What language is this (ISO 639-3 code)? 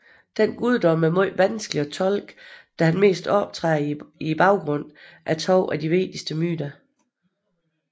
dan